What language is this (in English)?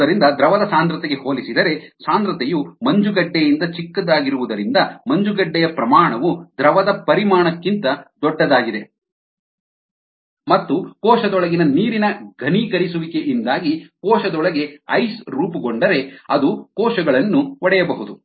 Kannada